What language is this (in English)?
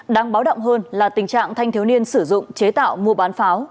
Vietnamese